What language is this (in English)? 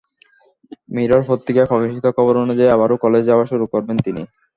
Bangla